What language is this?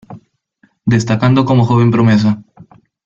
Spanish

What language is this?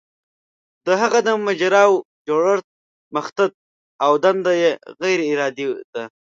Pashto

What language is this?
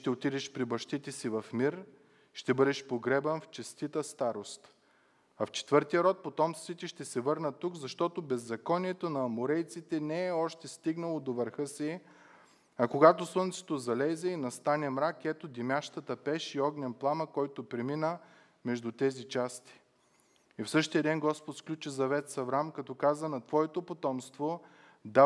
Bulgarian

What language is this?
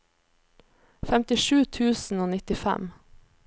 Norwegian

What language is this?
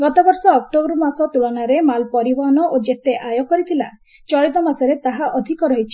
Odia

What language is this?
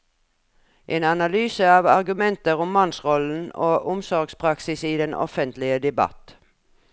Norwegian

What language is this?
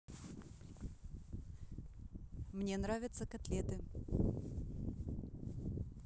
Russian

